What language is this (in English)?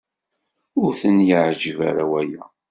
Kabyle